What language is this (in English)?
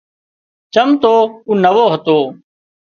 Wadiyara Koli